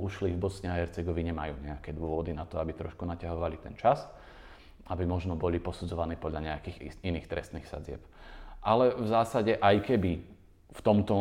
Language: Slovak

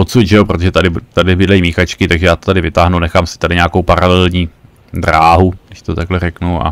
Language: Czech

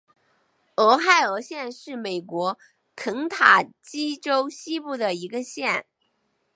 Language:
Chinese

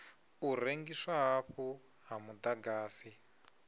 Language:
Venda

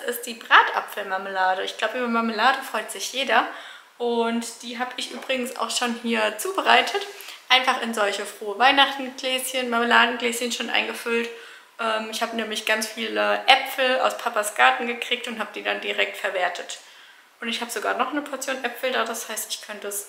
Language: German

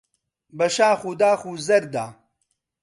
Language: Central Kurdish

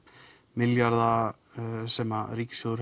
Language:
Icelandic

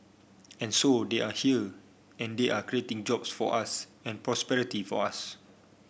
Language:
English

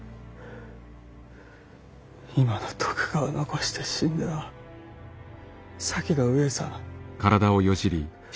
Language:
Japanese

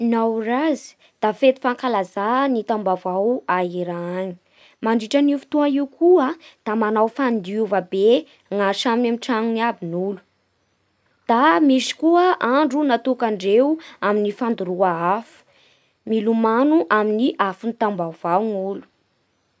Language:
Bara Malagasy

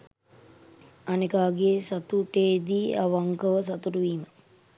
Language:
Sinhala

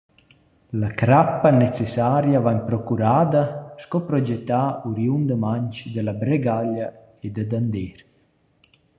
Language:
Romansh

